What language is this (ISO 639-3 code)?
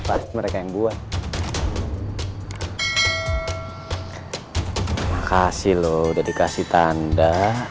ind